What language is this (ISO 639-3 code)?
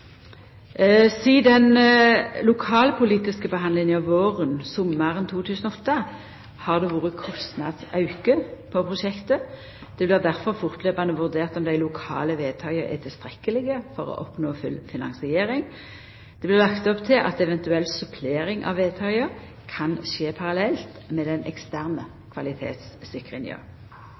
nno